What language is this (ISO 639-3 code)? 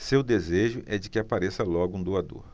por